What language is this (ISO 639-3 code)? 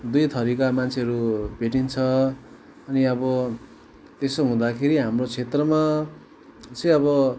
nep